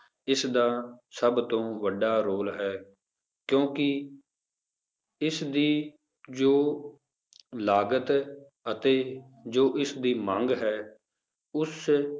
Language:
Punjabi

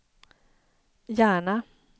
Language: Swedish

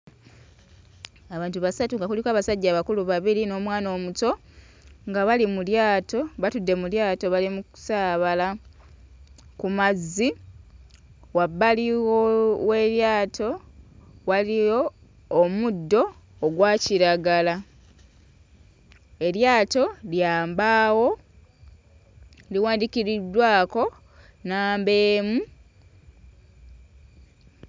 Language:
Ganda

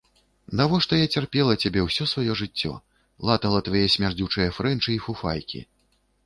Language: Belarusian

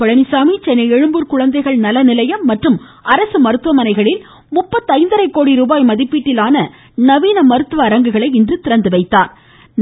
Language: Tamil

